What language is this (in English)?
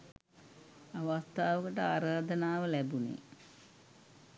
Sinhala